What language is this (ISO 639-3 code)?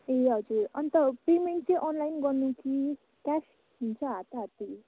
nep